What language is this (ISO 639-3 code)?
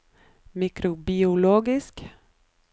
nor